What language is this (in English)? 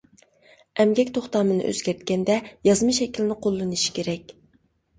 Uyghur